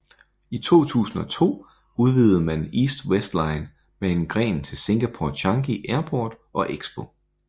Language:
Danish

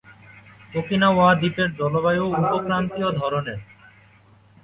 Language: Bangla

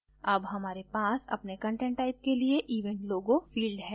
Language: Hindi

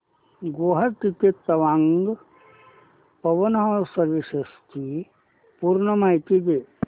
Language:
Marathi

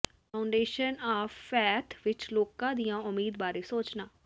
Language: Punjabi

